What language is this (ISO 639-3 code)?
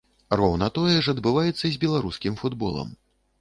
bel